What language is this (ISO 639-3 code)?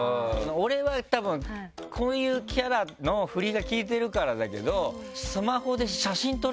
jpn